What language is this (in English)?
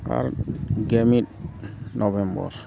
Santali